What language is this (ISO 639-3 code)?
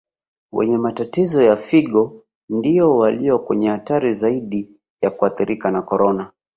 swa